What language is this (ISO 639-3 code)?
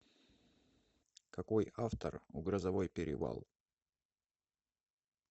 rus